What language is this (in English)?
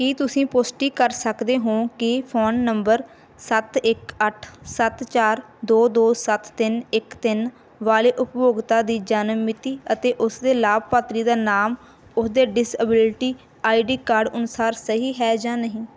Punjabi